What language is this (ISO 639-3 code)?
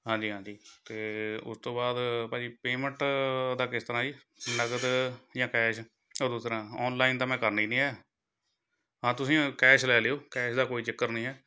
pan